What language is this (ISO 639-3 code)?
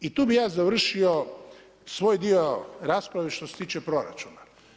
hrv